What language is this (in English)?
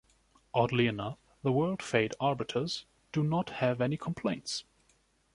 English